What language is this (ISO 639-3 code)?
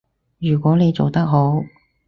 yue